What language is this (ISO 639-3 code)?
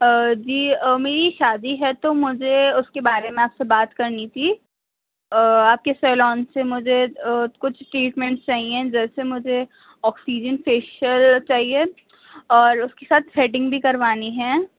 urd